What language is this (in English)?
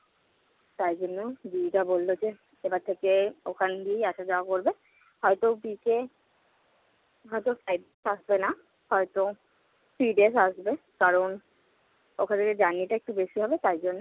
Bangla